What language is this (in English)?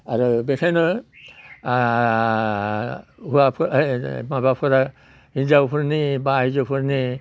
Bodo